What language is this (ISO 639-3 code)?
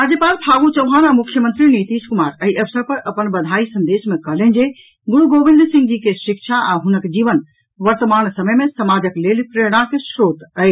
mai